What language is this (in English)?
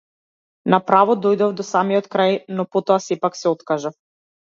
Macedonian